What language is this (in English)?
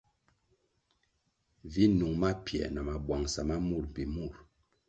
Kwasio